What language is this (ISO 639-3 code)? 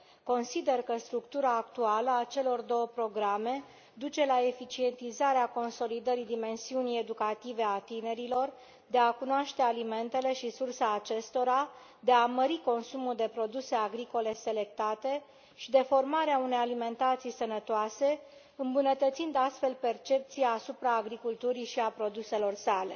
ron